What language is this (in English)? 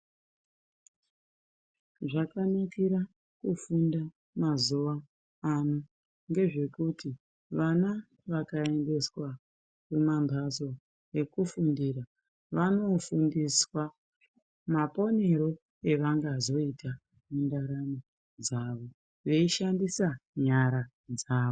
Ndau